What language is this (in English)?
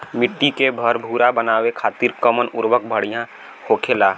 Bhojpuri